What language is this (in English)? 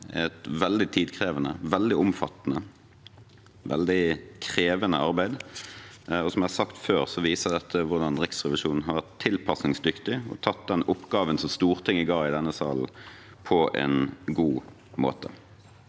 Norwegian